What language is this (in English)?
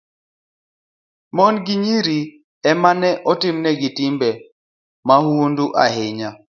Luo (Kenya and Tanzania)